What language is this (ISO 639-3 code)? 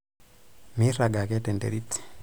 mas